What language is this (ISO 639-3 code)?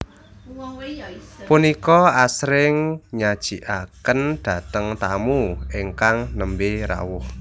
jav